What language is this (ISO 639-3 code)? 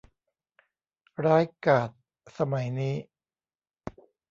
tha